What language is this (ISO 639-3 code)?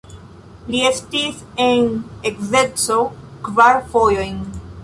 epo